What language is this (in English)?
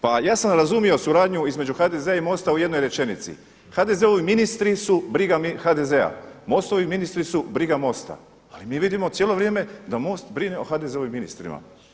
Croatian